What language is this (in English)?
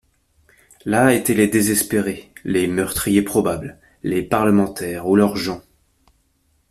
French